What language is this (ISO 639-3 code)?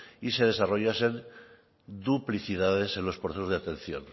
spa